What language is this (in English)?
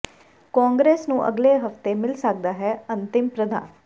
Punjabi